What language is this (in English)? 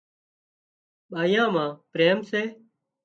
Wadiyara Koli